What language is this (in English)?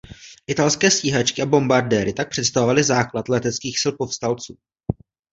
Czech